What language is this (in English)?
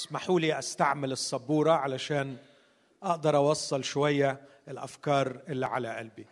Arabic